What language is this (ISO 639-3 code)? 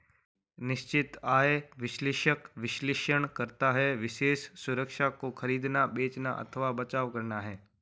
hin